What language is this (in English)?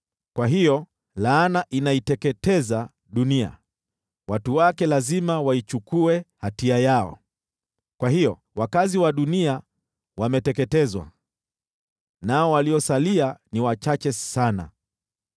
Swahili